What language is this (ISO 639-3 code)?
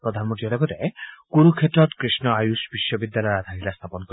asm